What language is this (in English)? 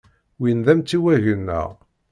Kabyle